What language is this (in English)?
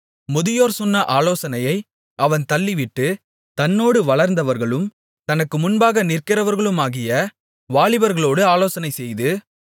Tamil